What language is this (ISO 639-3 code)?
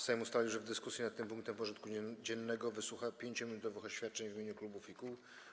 pol